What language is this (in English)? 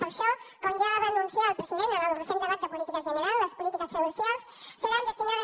Catalan